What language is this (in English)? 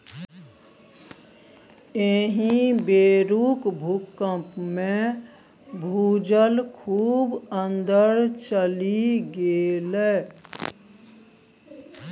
Maithili